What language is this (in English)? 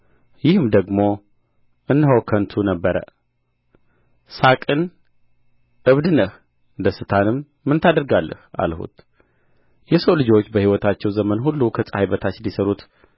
Amharic